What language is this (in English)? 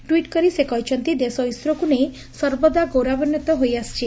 Odia